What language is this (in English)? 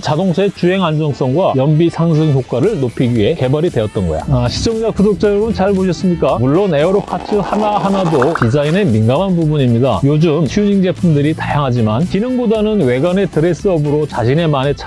Korean